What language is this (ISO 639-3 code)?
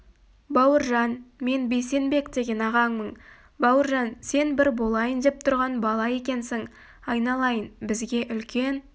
kaz